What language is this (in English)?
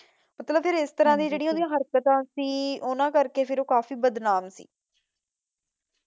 Punjabi